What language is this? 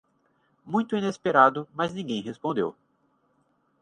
Portuguese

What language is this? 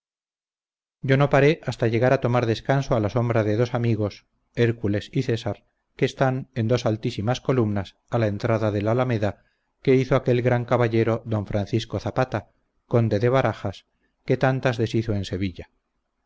Spanish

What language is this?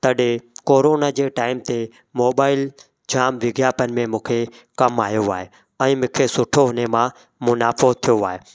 Sindhi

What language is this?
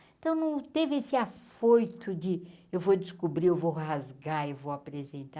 Portuguese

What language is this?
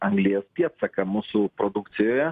Lithuanian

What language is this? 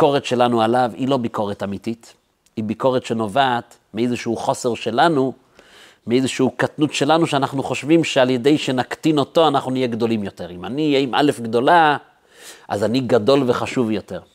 Hebrew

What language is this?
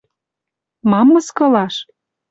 Western Mari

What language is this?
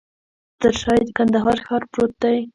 Pashto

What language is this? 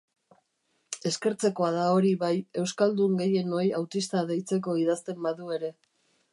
Basque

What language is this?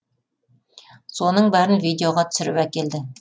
Kazakh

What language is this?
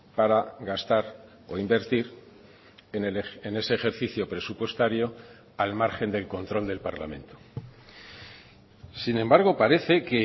Spanish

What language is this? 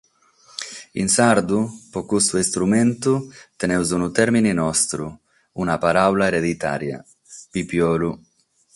Sardinian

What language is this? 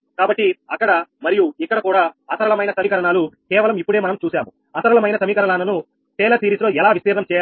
Telugu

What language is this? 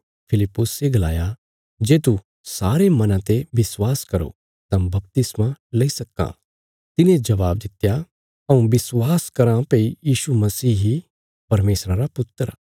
Bilaspuri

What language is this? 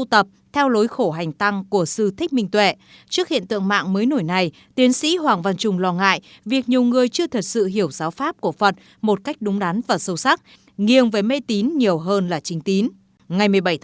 Vietnamese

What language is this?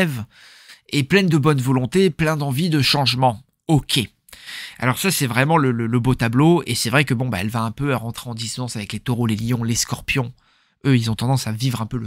French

